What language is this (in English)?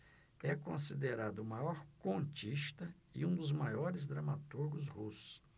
Portuguese